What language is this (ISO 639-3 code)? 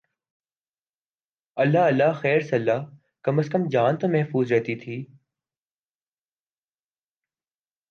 urd